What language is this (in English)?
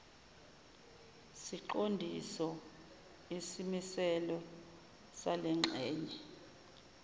Zulu